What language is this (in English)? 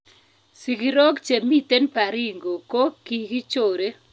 Kalenjin